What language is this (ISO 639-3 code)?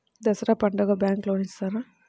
tel